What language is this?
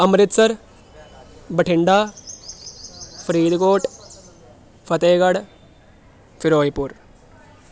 Punjabi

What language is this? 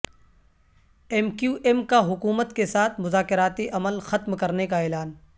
Urdu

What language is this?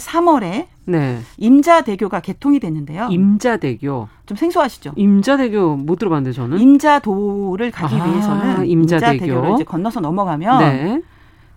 Korean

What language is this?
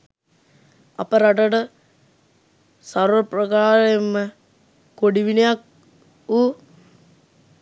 Sinhala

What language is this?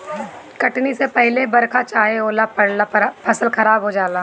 Bhojpuri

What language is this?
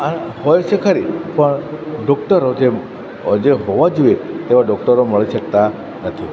Gujarati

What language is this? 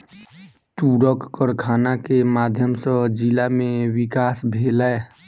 Maithili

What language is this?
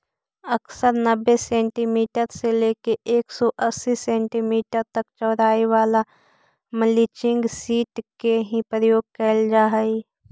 Magahi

